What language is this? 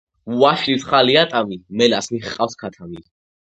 Georgian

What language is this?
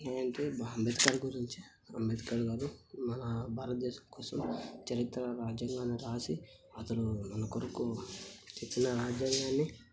Telugu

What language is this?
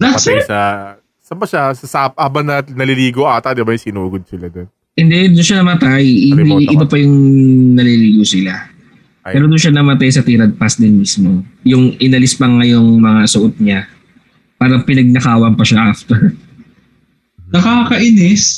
Filipino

